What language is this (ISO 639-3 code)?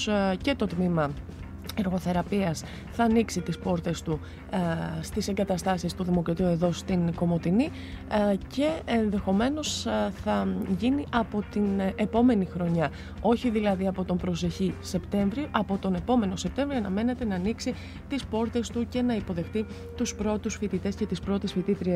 ell